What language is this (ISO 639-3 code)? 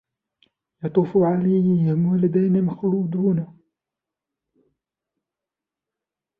ara